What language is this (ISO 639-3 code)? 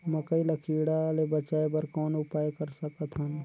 hne